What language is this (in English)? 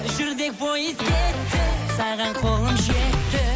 Kazakh